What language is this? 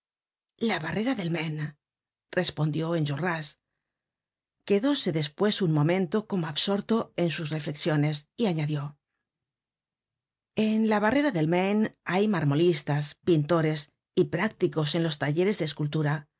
Spanish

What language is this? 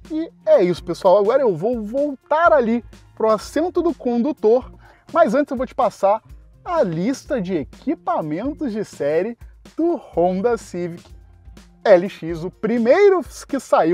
Portuguese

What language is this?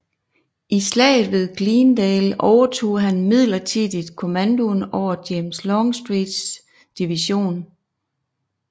Danish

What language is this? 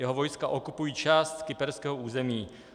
Czech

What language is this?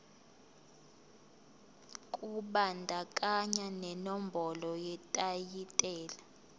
Zulu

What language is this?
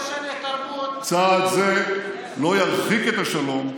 Hebrew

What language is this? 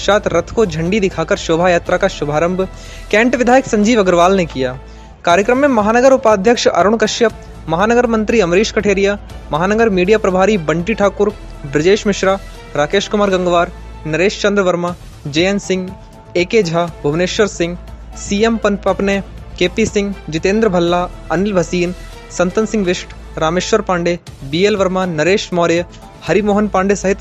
Hindi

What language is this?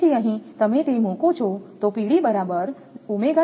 Gujarati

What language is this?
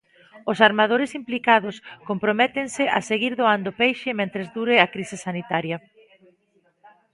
Galician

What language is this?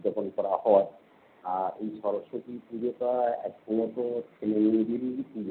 Bangla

